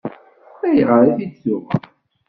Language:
Kabyle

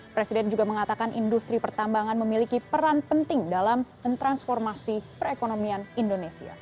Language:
Indonesian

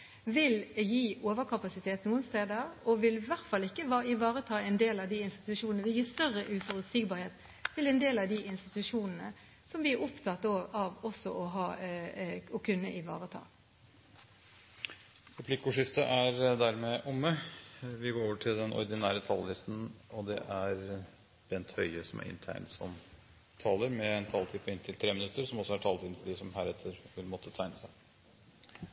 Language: Norwegian Bokmål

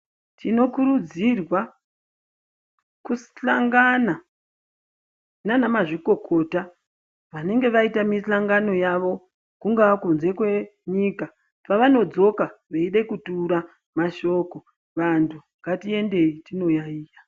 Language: Ndau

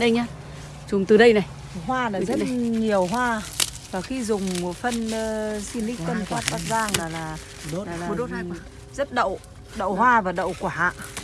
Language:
Vietnamese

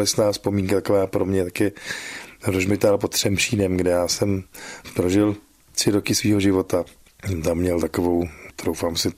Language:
Czech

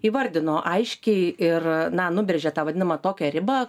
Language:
Lithuanian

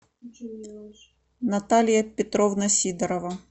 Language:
Russian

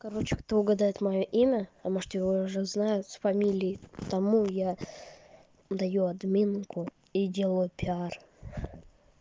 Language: Russian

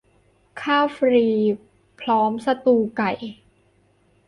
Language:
Thai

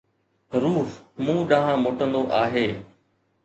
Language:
Sindhi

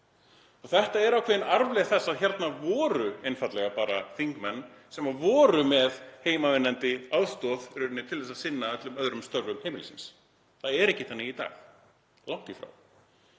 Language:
Icelandic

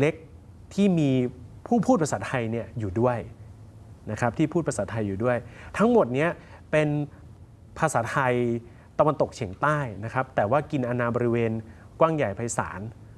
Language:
Thai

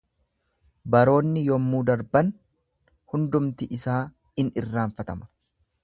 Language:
Oromo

